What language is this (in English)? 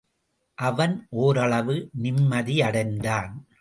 Tamil